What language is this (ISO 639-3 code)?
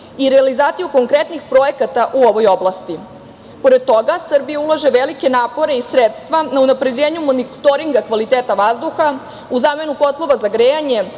srp